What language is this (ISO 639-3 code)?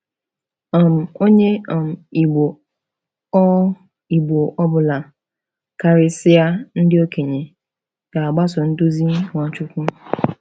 ibo